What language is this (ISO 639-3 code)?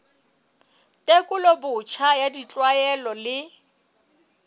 sot